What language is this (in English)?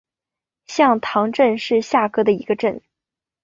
Chinese